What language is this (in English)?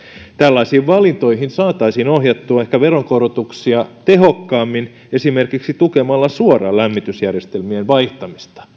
Finnish